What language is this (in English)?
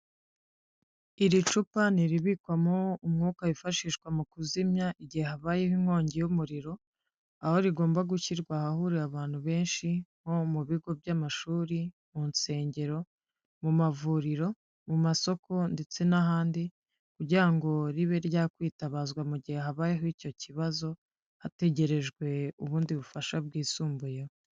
Kinyarwanda